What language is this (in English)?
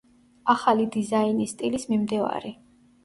Georgian